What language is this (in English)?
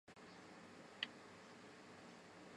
Chinese